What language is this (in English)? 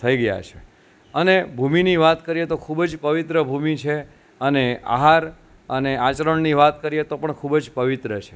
Gujarati